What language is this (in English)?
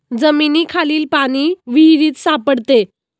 Marathi